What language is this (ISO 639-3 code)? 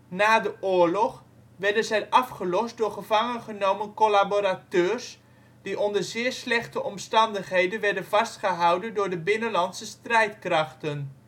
nld